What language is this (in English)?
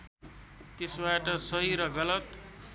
Nepali